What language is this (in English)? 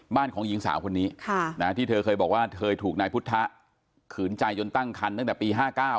Thai